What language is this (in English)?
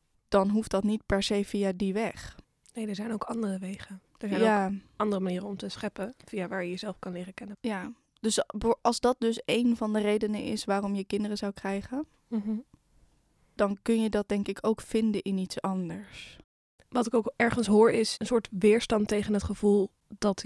Dutch